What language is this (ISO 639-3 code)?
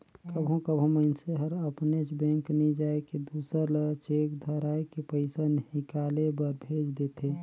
hne